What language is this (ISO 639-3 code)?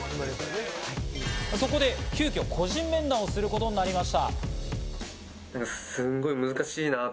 jpn